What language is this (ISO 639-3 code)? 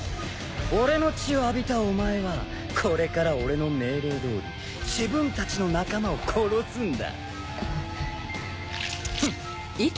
jpn